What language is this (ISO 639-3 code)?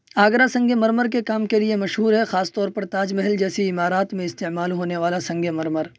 urd